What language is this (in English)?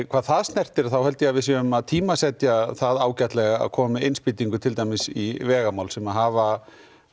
Icelandic